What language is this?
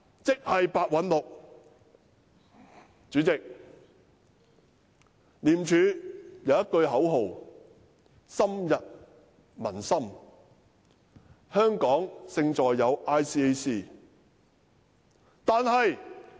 Cantonese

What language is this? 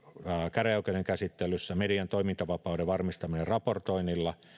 Finnish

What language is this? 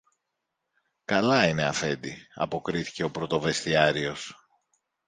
Greek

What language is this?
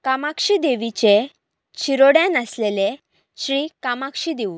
Konkani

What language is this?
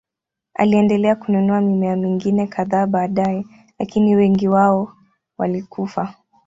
Swahili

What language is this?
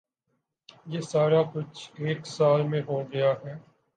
Urdu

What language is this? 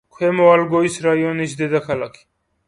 Georgian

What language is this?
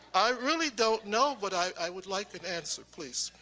English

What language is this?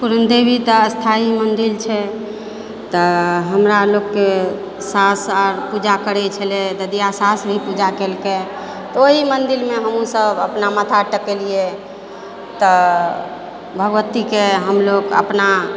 Maithili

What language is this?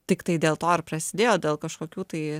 Lithuanian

